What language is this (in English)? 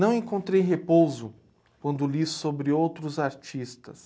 Portuguese